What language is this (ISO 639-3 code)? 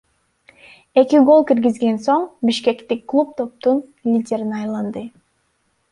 kir